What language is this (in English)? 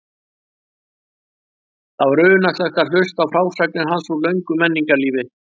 Icelandic